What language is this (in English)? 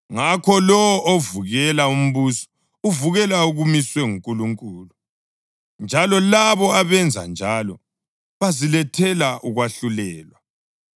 North Ndebele